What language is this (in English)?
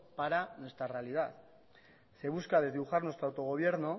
Spanish